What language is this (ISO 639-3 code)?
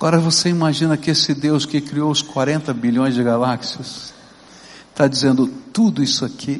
por